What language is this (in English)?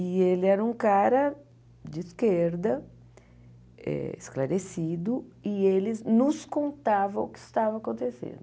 Portuguese